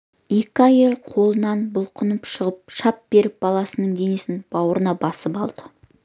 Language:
Kazakh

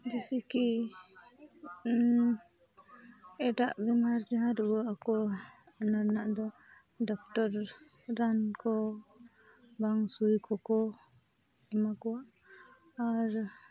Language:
Santali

